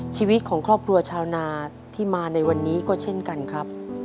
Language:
Thai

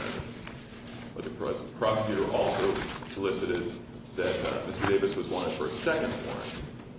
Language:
English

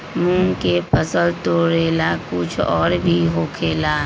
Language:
Magahi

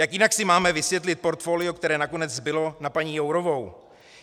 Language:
Czech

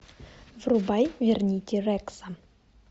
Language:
Russian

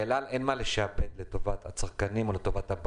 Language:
Hebrew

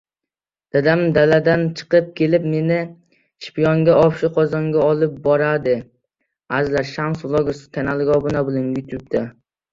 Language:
Uzbek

